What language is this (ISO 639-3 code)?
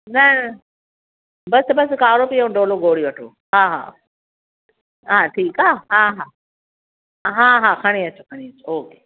snd